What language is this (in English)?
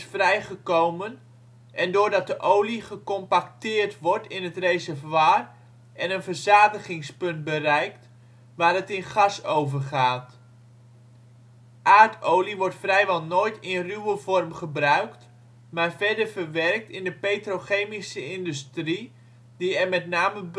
Dutch